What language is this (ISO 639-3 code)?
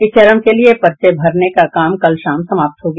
hin